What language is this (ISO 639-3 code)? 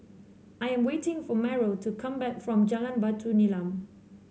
eng